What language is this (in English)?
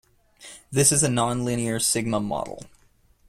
English